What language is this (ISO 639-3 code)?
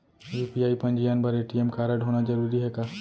hne